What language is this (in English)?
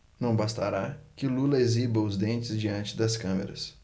Portuguese